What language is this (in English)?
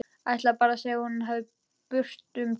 Icelandic